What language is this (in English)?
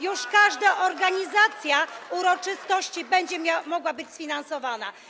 Polish